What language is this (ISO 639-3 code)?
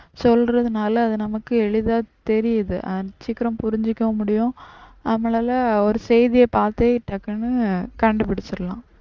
tam